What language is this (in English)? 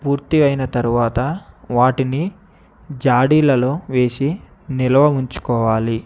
Telugu